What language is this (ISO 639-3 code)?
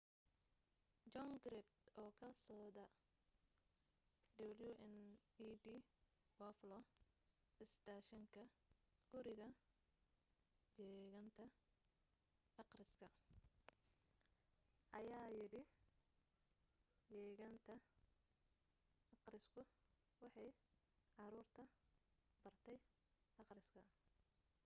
som